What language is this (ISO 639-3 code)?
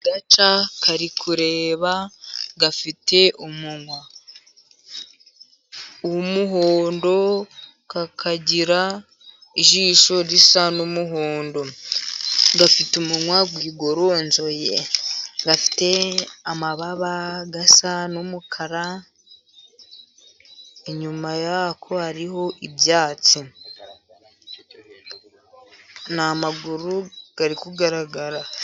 kin